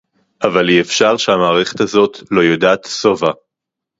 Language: Hebrew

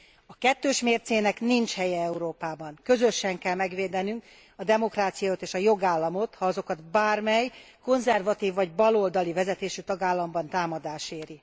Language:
Hungarian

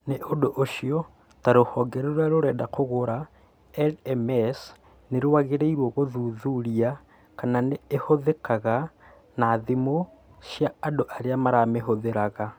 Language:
Kikuyu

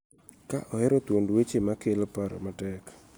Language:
Luo (Kenya and Tanzania)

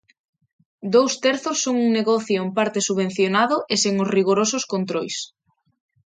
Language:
Galician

